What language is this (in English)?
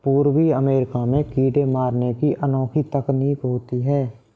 Hindi